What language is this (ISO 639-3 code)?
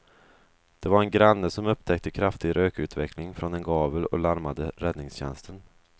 swe